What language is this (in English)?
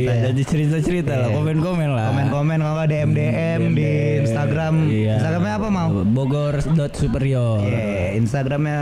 Indonesian